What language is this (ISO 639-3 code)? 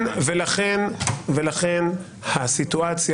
heb